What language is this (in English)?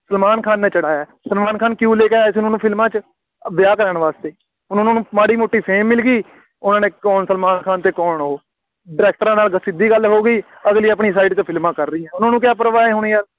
Punjabi